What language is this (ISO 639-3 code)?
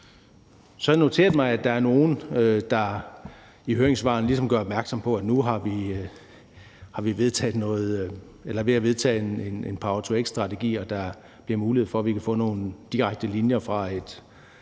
dan